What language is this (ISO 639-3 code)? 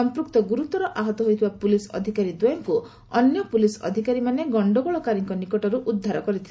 ori